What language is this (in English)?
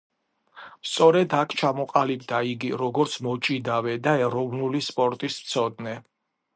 Georgian